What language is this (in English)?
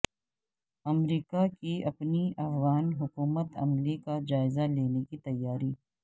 Urdu